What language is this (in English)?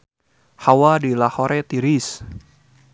Sundanese